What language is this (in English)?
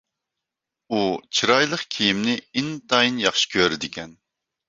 Uyghur